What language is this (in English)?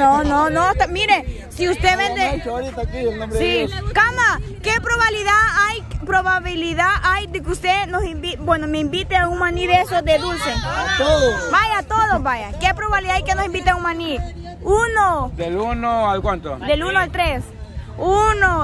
Spanish